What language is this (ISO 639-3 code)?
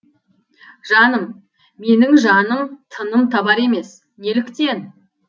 kaz